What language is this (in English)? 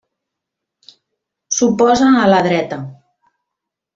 Catalan